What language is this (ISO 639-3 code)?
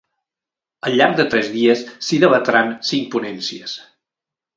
cat